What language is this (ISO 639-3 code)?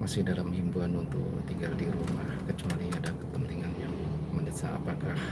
ind